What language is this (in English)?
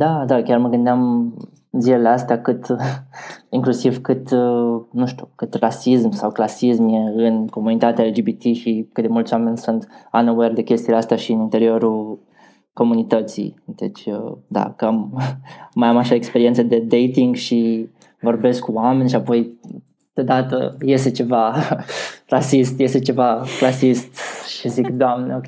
Romanian